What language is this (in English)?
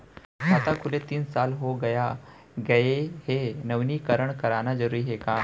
Chhattisgarhi